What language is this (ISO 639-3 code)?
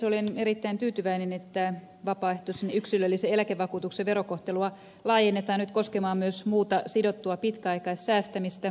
fin